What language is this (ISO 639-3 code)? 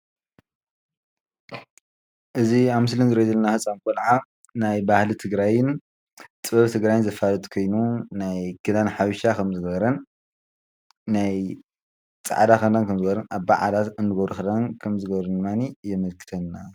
tir